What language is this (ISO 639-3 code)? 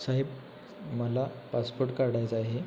mar